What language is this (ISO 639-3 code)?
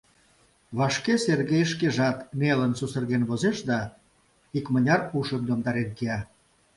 chm